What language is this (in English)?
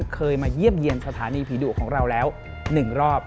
Thai